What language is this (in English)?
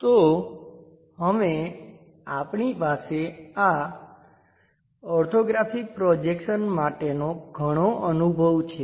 Gujarati